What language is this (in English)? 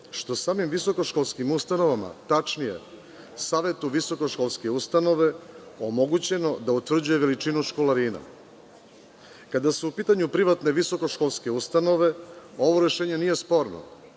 Serbian